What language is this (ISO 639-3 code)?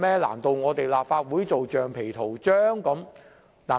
yue